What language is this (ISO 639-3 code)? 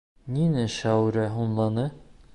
bak